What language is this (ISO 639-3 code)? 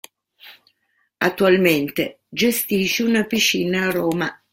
ita